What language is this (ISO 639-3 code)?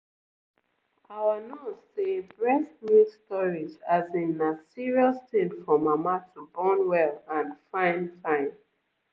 pcm